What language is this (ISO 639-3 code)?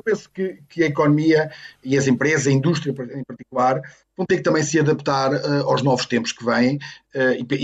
por